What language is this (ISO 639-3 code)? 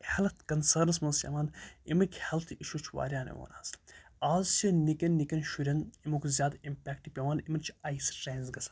kas